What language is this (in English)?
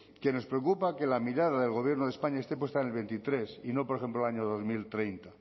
Spanish